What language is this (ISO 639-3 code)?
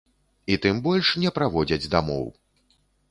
bel